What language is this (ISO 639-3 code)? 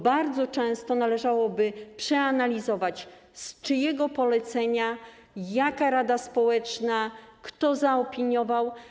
pol